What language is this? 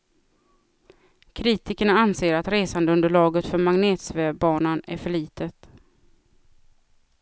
Swedish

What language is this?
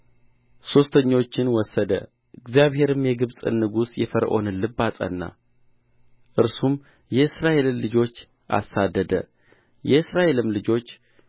Amharic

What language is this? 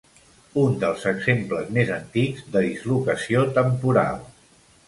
Catalan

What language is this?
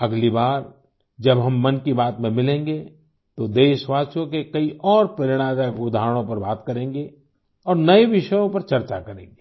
Hindi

